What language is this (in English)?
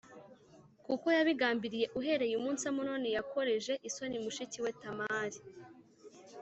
Kinyarwanda